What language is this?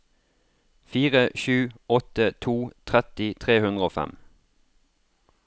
Norwegian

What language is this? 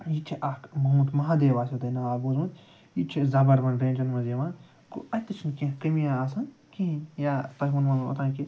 Kashmiri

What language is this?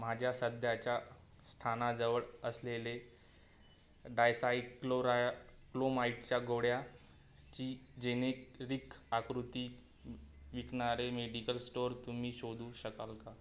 Marathi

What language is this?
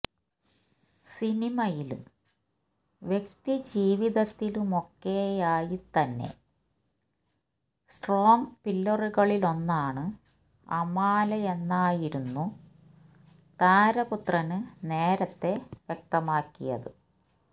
Malayalam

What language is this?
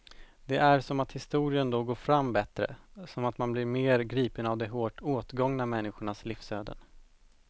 Swedish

